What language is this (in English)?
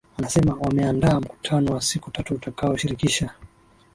Swahili